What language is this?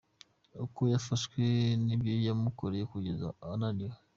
Kinyarwanda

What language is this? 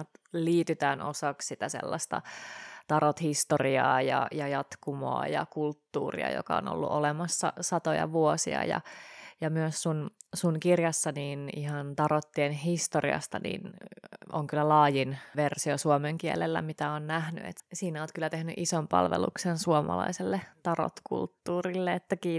Finnish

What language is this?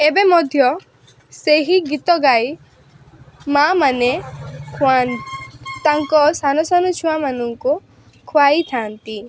Odia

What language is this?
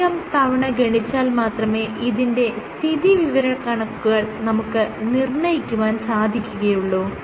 Malayalam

